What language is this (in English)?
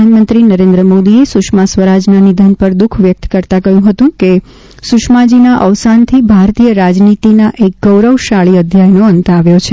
Gujarati